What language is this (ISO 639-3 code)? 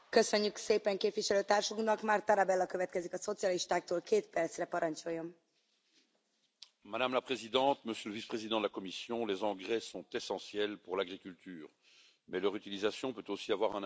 fra